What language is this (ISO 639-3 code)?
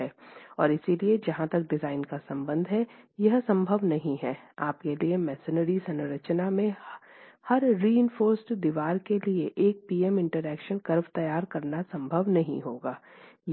hin